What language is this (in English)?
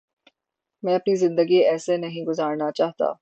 Urdu